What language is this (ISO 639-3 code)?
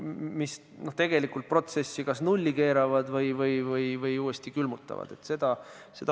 est